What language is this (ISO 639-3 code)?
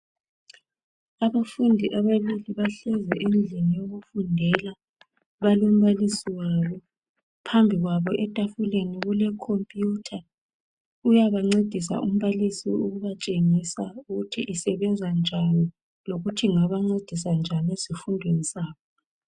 nde